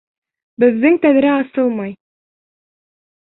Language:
Bashkir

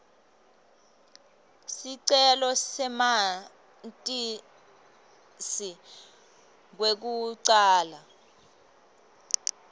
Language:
Swati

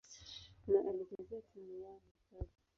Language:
Swahili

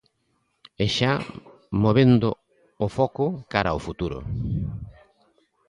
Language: Galician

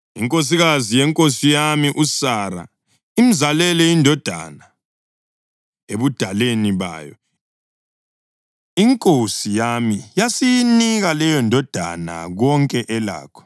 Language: North Ndebele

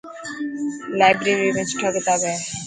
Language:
Dhatki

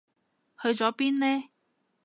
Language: Cantonese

